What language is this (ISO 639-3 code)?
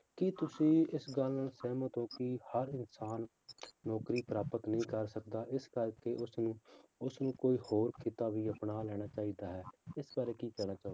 pan